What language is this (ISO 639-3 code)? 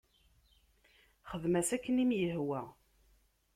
kab